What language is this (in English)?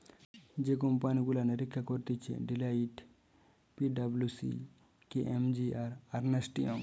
Bangla